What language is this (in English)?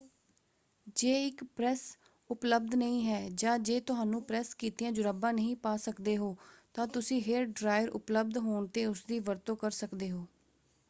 Punjabi